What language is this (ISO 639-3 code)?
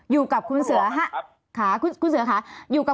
tha